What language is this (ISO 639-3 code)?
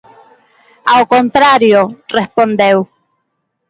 glg